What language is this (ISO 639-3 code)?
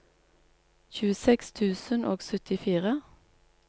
nor